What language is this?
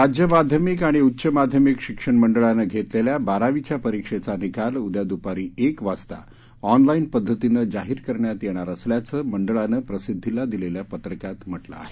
Marathi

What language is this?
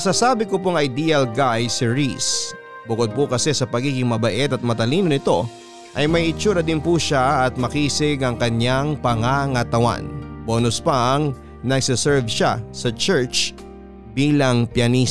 Filipino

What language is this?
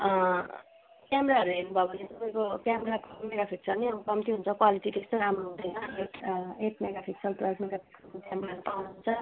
Nepali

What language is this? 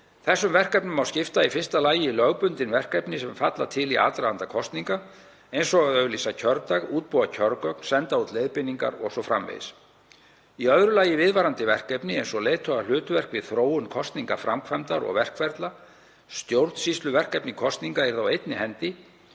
Icelandic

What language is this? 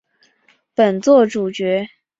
Chinese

